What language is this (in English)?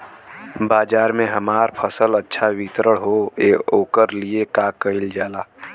Bhojpuri